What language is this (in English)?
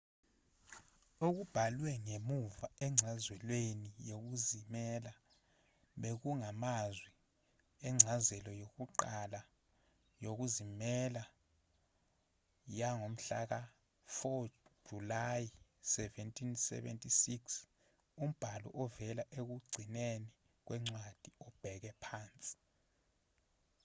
Zulu